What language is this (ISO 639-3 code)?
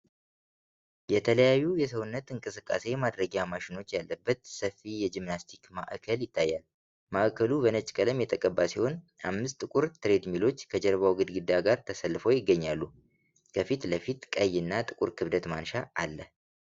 amh